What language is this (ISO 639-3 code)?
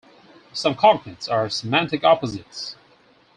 eng